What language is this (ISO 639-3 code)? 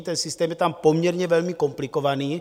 ces